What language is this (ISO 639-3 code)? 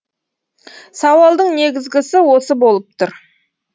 kaz